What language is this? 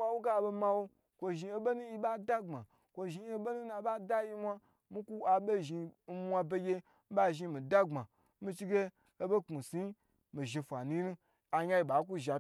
Gbagyi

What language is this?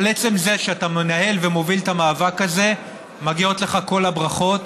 Hebrew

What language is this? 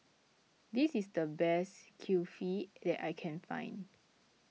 English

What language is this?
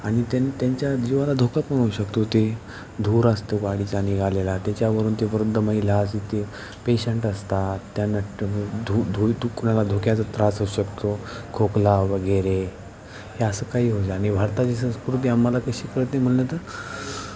Marathi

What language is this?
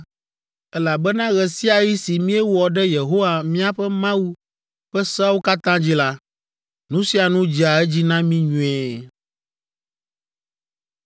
Ewe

